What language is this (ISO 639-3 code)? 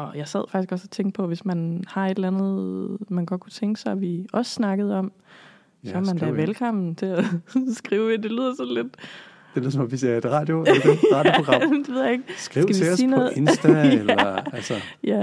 dan